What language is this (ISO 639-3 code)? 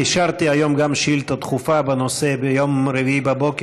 heb